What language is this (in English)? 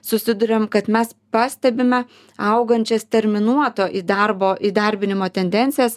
Lithuanian